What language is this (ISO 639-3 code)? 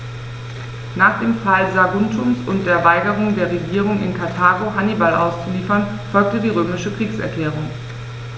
deu